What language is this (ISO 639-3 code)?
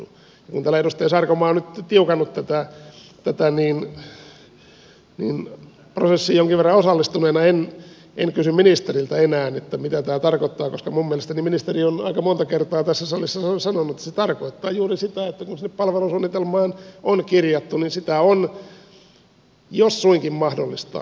fin